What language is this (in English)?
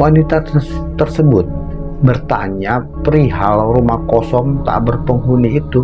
Indonesian